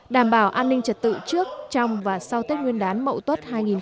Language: Vietnamese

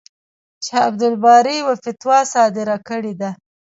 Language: Pashto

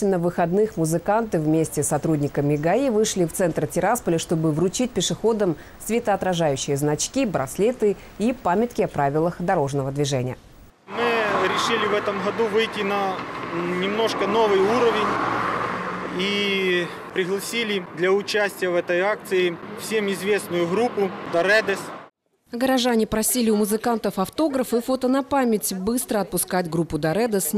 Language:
Russian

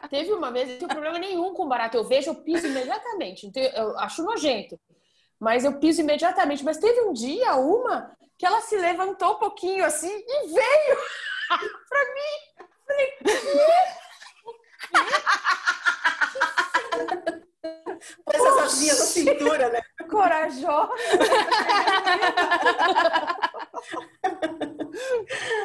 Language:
Portuguese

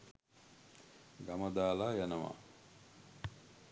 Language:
Sinhala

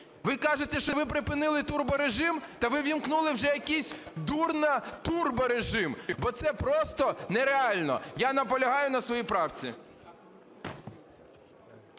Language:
Ukrainian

